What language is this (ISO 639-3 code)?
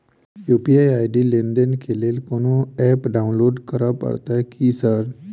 mai